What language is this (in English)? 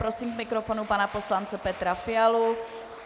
Czech